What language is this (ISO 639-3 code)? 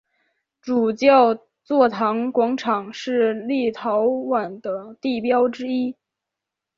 zho